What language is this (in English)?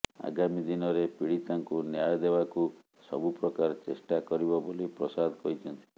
Odia